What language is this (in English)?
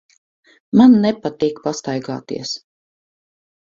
Latvian